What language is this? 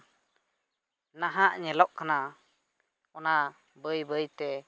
Santali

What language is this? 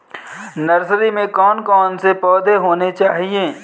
Hindi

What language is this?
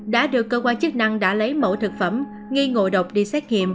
Vietnamese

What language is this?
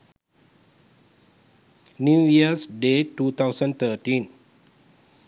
Sinhala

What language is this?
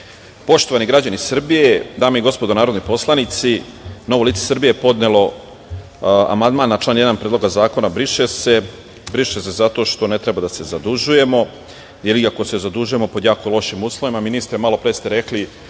Serbian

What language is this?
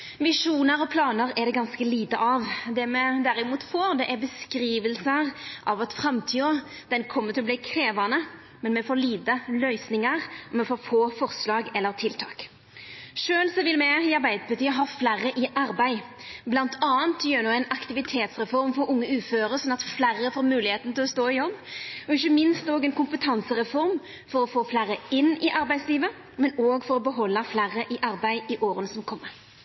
Norwegian Nynorsk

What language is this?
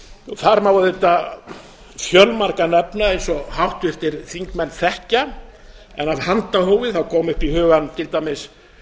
Icelandic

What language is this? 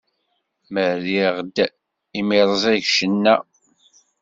Kabyle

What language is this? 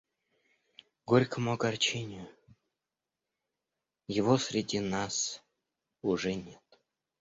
Russian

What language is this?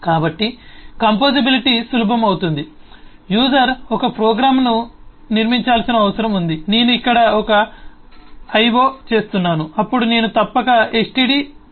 Telugu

